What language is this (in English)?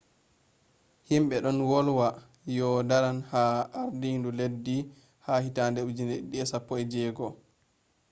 Fula